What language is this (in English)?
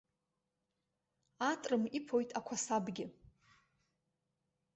Abkhazian